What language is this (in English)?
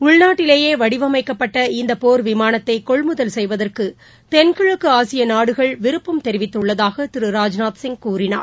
Tamil